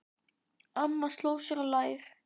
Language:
Icelandic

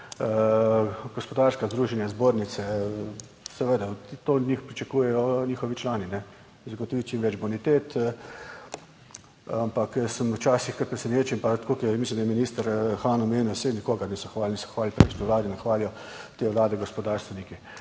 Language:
Slovenian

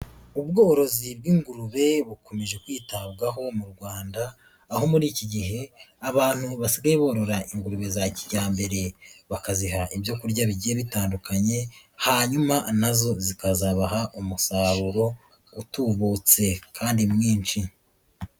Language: Kinyarwanda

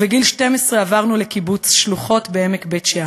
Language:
Hebrew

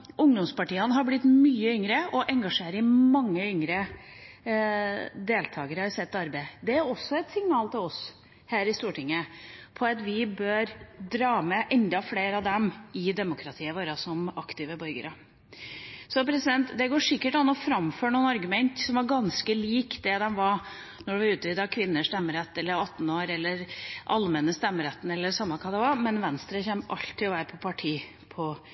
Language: Norwegian Bokmål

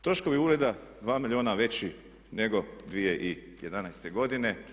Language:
Croatian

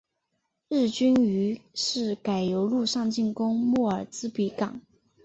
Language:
Chinese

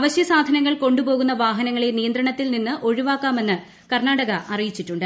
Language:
Malayalam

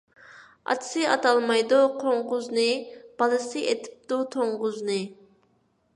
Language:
Uyghur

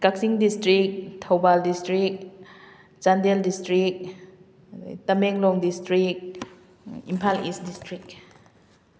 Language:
Manipuri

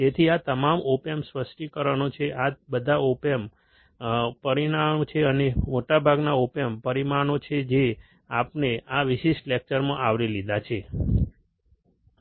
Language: Gujarati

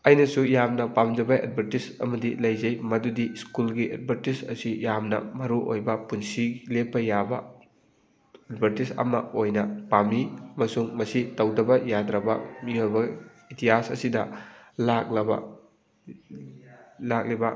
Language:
Manipuri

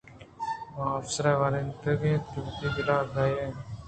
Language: Eastern Balochi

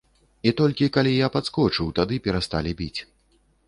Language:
Belarusian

